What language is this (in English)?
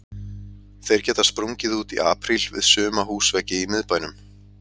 Icelandic